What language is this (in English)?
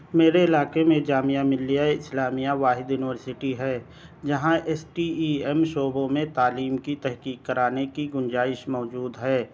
Urdu